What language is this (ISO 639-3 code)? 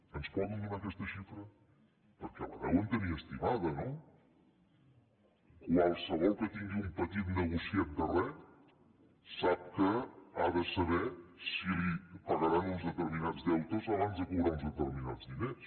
cat